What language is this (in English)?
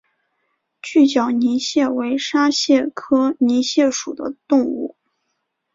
Chinese